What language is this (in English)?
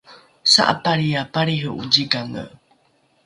Rukai